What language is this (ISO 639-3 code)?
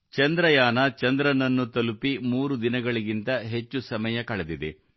kan